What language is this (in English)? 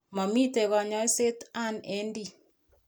Kalenjin